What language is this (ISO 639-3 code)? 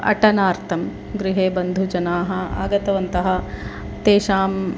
san